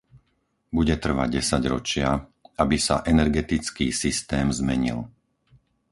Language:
Slovak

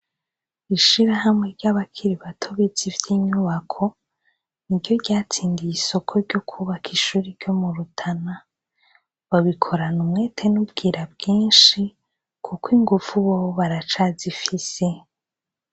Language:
Rundi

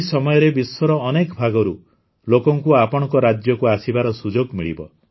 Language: Odia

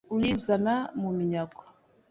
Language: Kinyarwanda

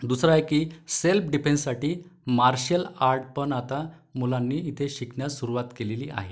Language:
Marathi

